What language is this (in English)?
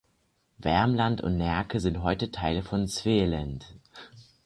German